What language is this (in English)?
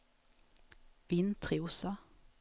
Swedish